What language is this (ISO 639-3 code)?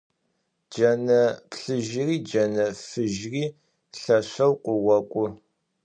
ady